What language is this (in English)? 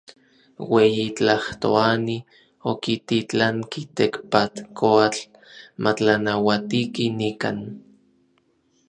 Orizaba Nahuatl